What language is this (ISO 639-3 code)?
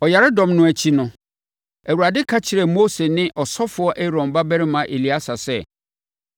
aka